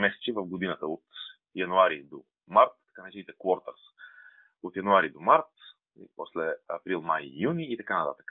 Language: Bulgarian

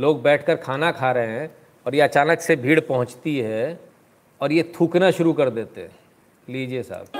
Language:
Hindi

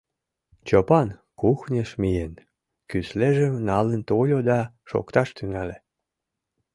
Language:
Mari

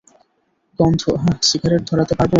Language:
Bangla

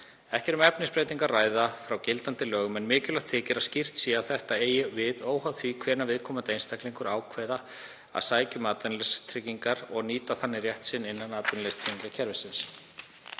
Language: Icelandic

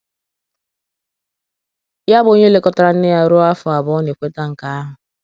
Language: Igbo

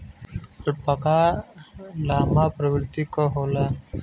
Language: Bhojpuri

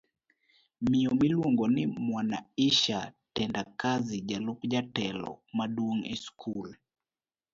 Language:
Luo (Kenya and Tanzania)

